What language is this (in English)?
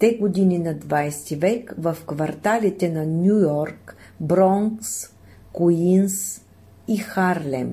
Bulgarian